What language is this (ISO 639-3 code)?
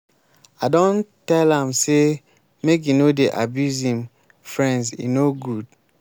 pcm